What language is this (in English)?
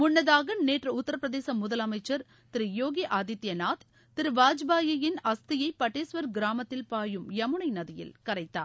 Tamil